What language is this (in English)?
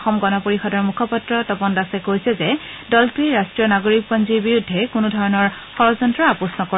Assamese